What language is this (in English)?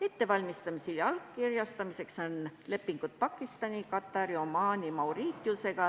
Estonian